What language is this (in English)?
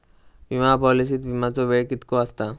Marathi